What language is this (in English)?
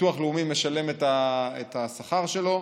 Hebrew